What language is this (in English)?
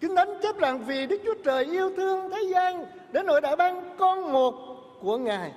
Vietnamese